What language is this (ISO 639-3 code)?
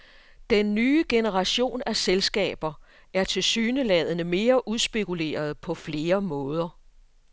dan